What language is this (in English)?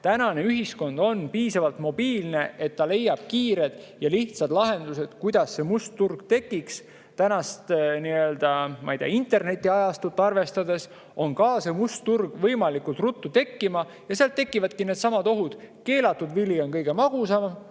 Estonian